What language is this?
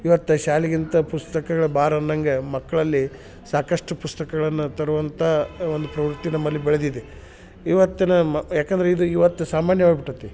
Kannada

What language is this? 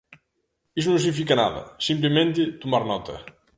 Galician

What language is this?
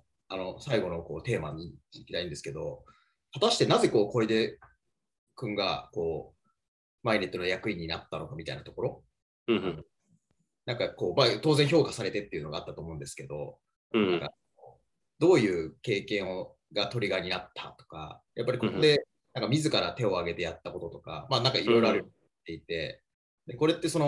Japanese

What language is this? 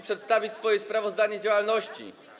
Polish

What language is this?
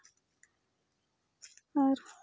Santali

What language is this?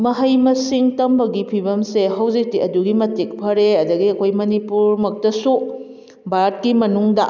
Manipuri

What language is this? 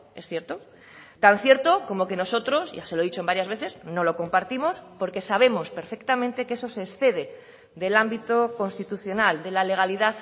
Spanish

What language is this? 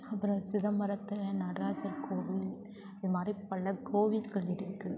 Tamil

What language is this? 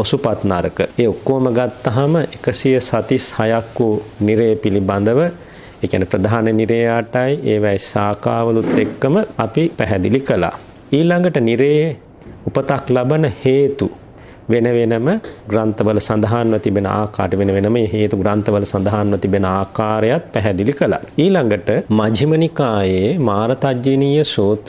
Romanian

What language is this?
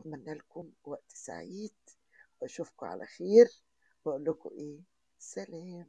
Arabic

